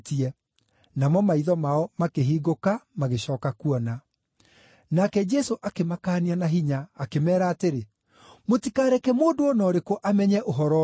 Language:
Kikuyu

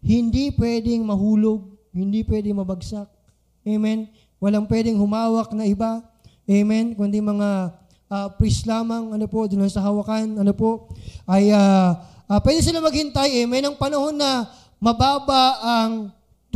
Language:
Filipino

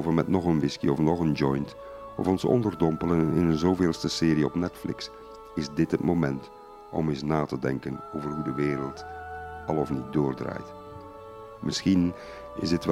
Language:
Dutch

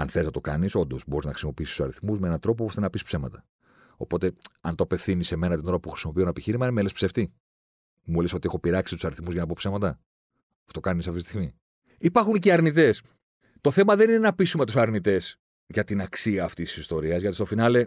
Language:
Greek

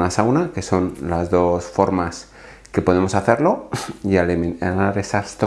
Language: Spanish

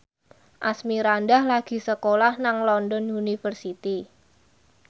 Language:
Javanese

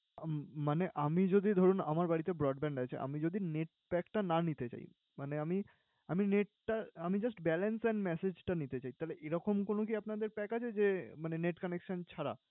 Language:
Bangla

